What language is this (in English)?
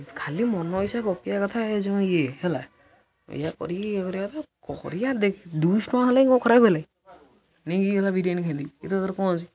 Odia